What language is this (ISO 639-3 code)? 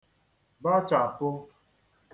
ibo